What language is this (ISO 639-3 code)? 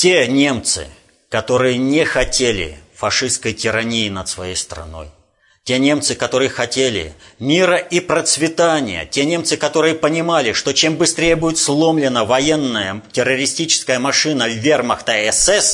rus